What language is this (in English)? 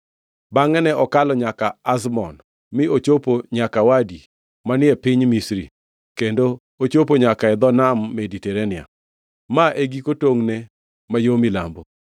Luo (Kenya and Tanzania)